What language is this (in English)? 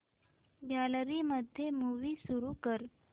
Marathi